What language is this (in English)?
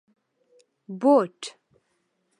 Pashto